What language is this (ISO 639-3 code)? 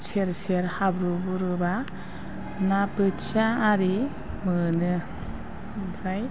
brx